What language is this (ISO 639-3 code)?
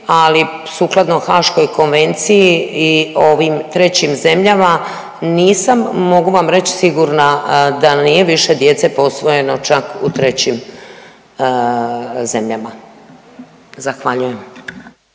hrv